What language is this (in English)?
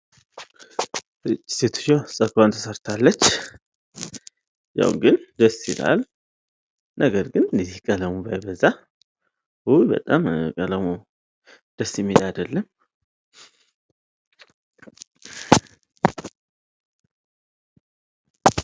Amharic